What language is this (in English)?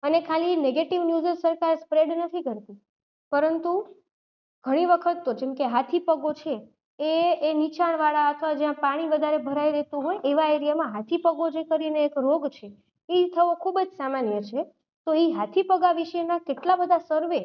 Gujarati